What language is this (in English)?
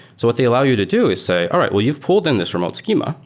English